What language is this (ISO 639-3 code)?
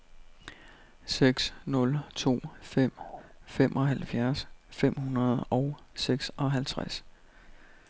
dan